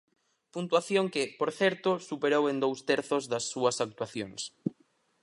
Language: Galician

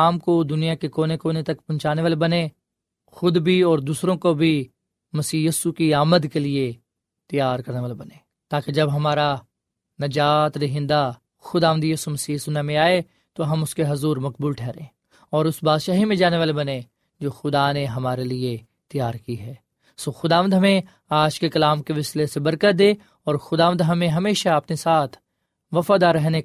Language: Urdu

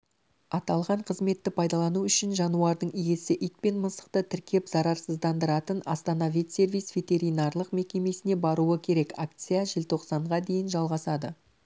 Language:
Kazakh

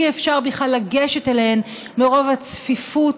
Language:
Hebrew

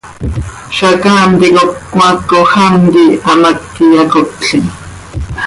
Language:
Seri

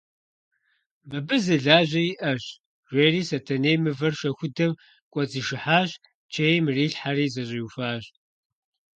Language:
Kabardian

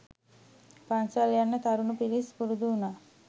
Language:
Sinhala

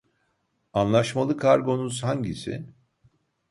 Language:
Turkish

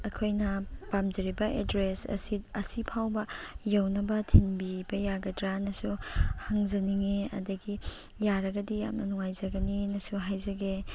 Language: Manipuri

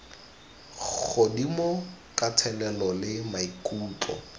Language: Tswana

